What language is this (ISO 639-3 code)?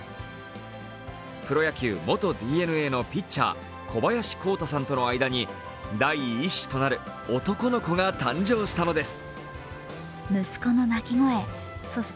jpn